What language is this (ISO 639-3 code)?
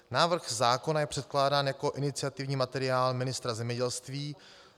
ces